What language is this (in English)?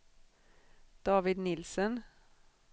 Swedish